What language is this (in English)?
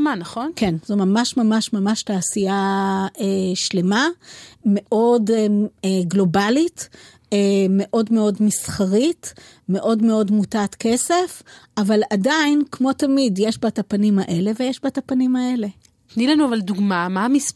Hebrew